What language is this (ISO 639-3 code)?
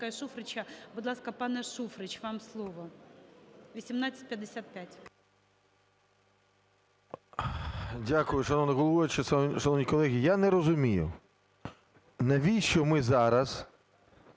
ukr